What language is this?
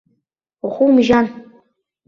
Abkhazian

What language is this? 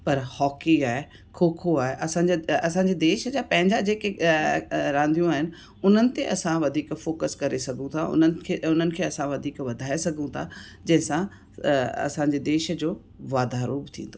Sindhi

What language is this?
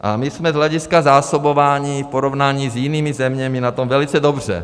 Czech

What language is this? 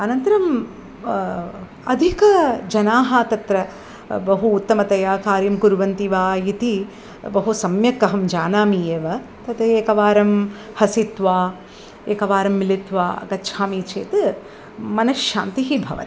Sanskrit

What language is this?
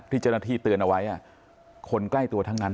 Thai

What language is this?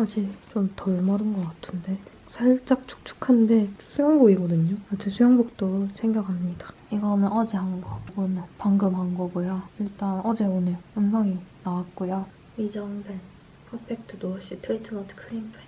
Korean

